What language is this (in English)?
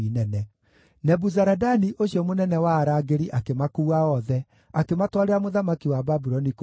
Kikuyu